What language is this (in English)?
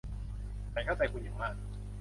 Thai